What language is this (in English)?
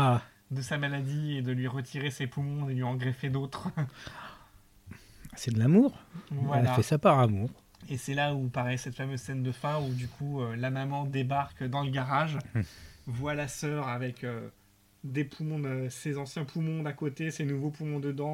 French